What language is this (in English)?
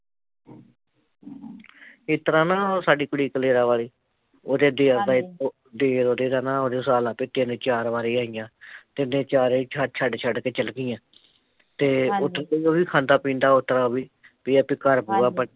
Punjabi